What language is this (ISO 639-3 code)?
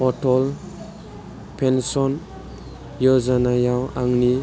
brx